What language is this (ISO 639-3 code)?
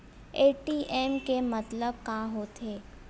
hne